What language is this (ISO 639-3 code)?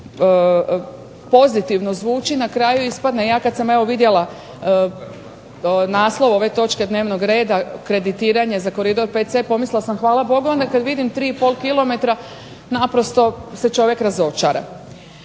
hrv